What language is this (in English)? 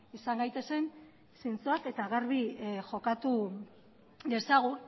Basque